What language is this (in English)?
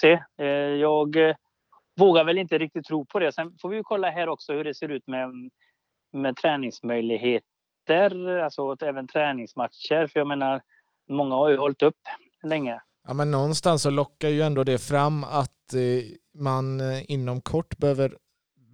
Swedish